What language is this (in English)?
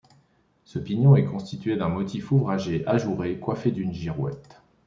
French